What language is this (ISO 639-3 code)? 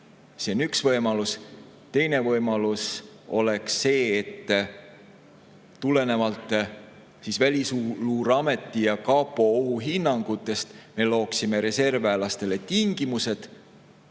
est